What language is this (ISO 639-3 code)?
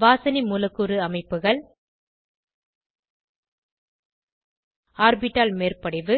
tam